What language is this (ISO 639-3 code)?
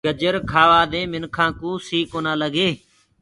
ggg